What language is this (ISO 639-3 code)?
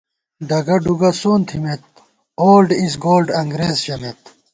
gwt